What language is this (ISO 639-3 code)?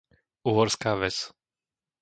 slk